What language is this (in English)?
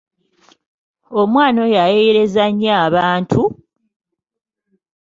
Ganda